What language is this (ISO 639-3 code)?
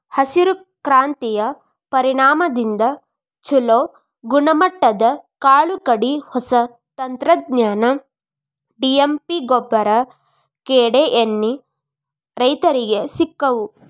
kan